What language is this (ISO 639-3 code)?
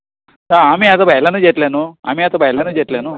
kok